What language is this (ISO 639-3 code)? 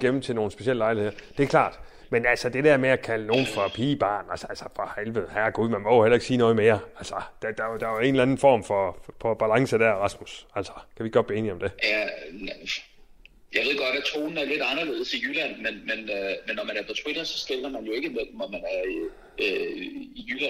dan